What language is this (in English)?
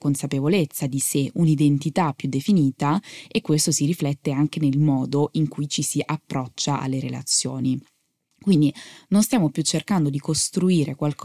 Italian